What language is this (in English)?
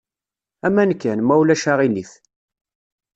Kabyle